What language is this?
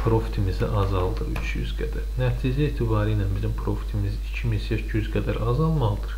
Turkish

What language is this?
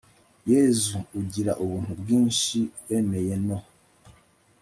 Kinyarwanda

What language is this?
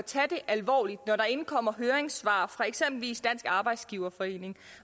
Danish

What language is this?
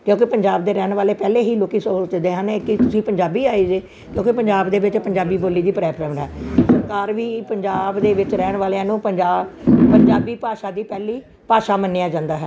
Punjabi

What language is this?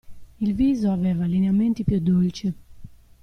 Italian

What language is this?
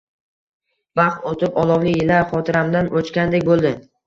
Uzbek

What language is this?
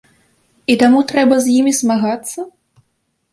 Belarusian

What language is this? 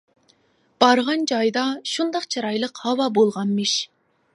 Uyghur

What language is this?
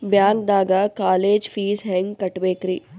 Kannada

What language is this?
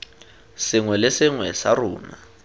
Tswana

